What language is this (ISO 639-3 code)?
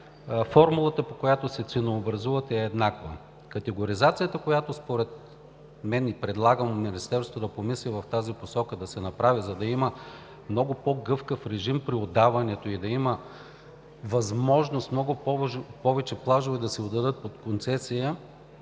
bul